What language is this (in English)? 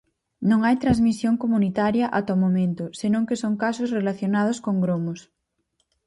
Galician